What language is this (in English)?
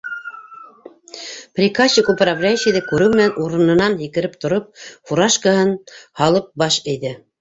Bashkir